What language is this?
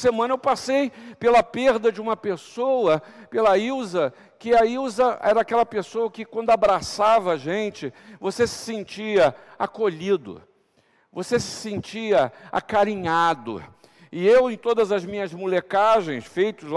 Portuguese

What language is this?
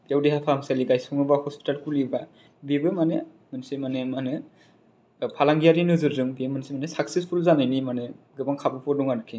Bodo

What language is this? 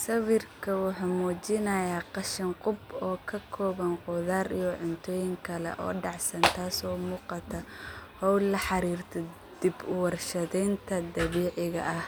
Somali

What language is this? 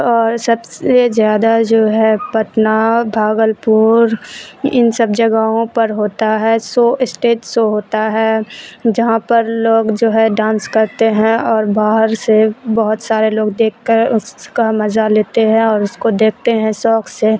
Urdu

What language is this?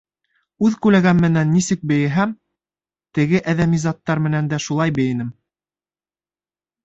Bashkir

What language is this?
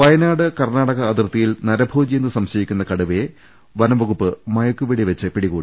Malayalam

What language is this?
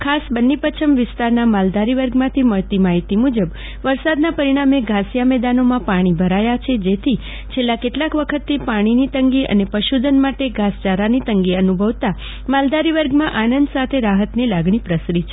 Gujarati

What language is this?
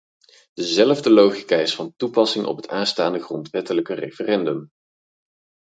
Dutch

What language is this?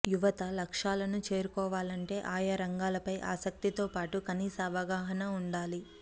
Telugu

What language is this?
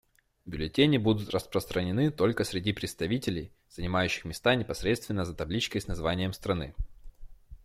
Russian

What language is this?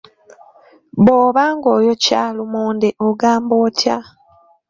Ganda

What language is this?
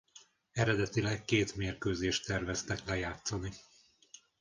Hungarian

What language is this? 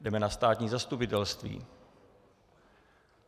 Czech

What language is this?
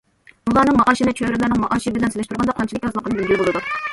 Uyghur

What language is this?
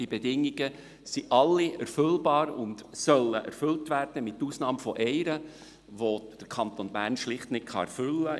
Swiss German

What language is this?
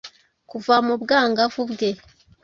Kinyarwanda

